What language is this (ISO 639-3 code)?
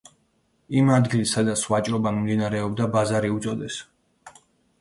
kat